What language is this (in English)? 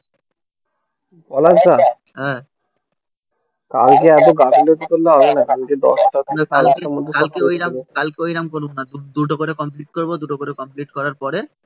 Bangla